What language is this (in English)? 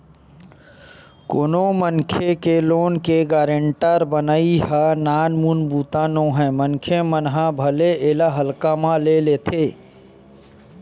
Chhattisgarhi